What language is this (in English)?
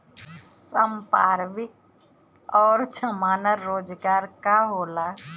Bhojpuri